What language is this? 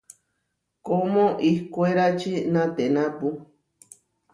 Huarijio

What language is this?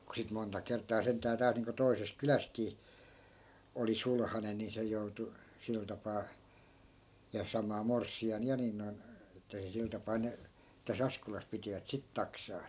Finnish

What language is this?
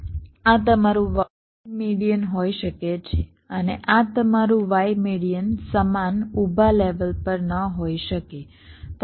Gujarati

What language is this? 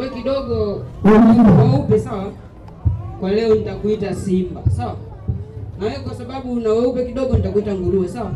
Swahili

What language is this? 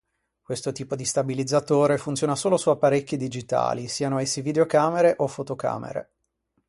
Italian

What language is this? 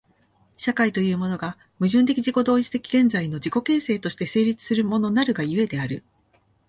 Japanese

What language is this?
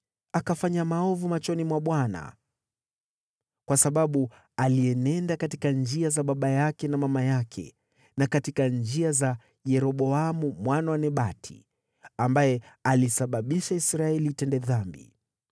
Swahili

